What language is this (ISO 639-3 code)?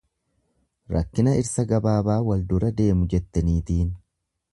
orm